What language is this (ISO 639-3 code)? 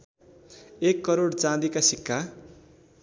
nep